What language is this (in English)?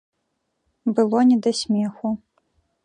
Belarusian